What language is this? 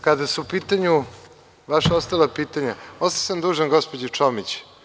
Serbian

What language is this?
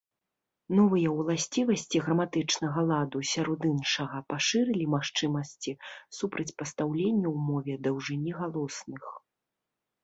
Belarusian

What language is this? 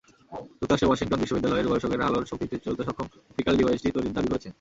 Bangla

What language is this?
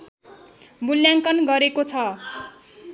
Nepali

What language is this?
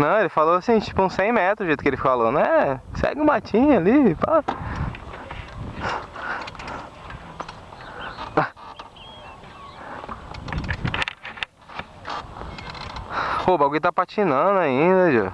Portuguese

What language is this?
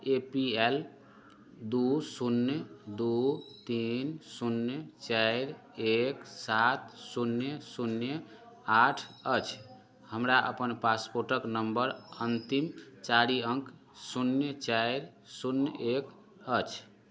Maithili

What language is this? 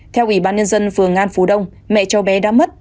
Vietnamese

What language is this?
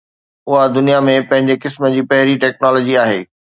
Sindhi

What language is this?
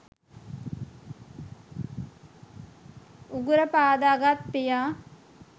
Sinhala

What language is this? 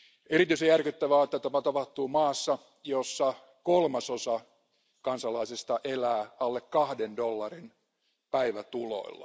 Finnish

